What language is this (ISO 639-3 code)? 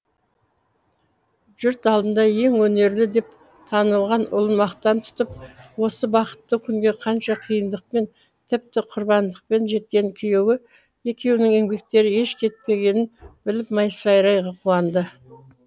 kaz